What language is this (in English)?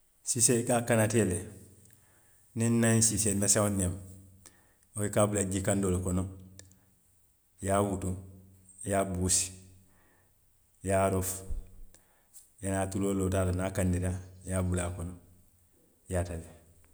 Western Maninkakan